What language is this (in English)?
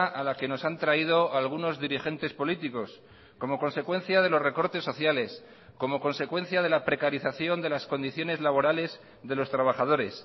Spanish